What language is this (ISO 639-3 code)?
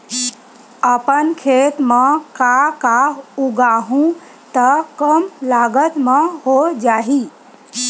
hne